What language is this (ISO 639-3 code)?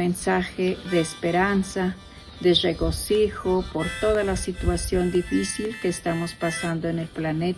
spa